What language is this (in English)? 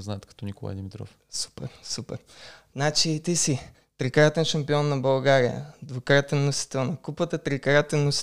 Bulgarian